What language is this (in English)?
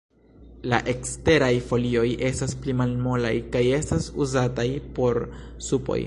Esperanto